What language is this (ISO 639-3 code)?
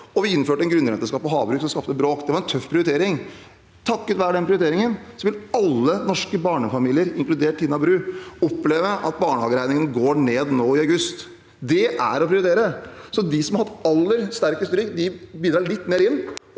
nor